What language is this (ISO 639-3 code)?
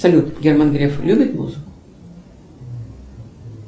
rus